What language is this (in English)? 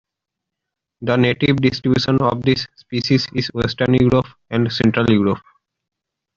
English